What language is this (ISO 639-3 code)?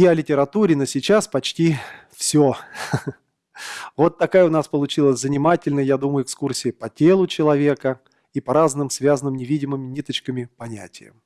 rus